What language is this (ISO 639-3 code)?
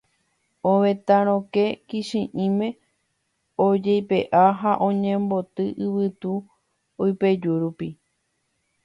grn